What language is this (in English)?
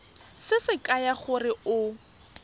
Tswana